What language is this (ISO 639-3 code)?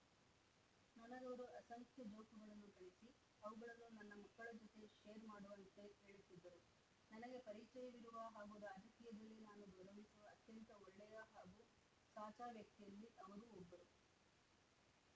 kan